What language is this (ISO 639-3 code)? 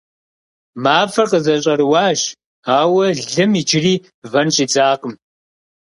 kbd